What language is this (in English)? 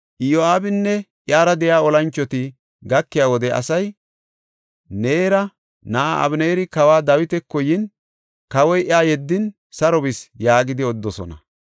Gofa